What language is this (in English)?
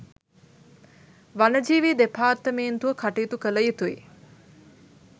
Sinhala